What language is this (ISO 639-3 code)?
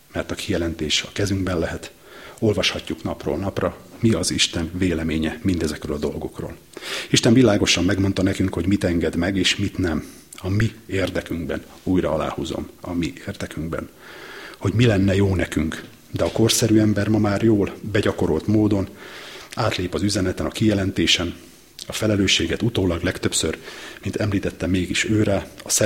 hun